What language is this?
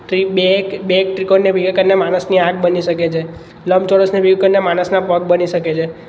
Gujarati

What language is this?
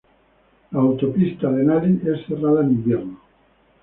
Spanish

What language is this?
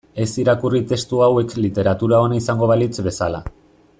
Basque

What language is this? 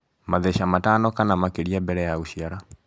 Kikuyu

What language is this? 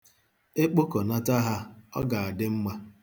Igbo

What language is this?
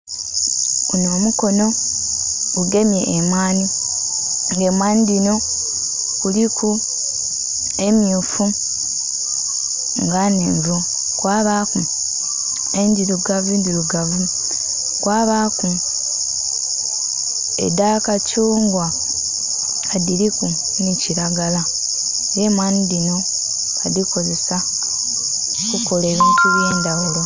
Soga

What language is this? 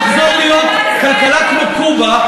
Hebrew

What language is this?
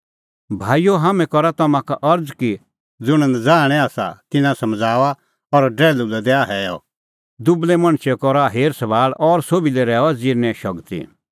Kullu Pahari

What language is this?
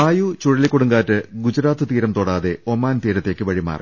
Malayalam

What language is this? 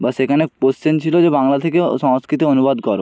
Bangla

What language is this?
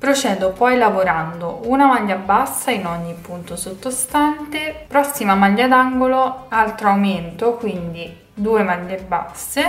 Italian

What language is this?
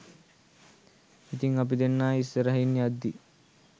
Sinhala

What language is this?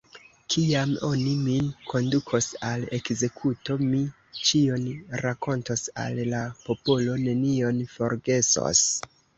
Esperanto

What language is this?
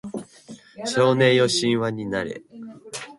Japanese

